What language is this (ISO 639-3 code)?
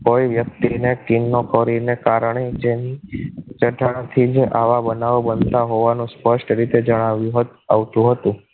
guj